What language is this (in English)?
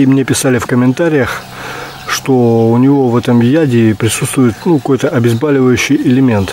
Russian